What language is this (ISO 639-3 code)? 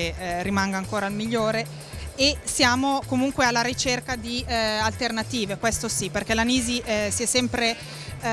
ita